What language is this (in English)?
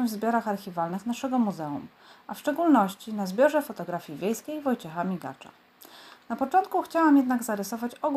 Polish